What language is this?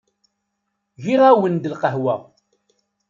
Kabyle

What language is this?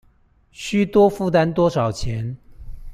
Chinese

